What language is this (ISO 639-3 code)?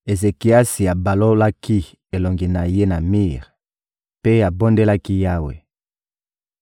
lin